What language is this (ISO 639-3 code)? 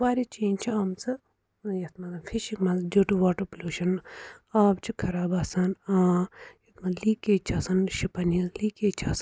kas